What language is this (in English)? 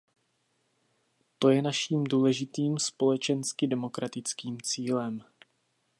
Czech